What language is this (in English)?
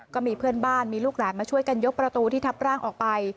Thai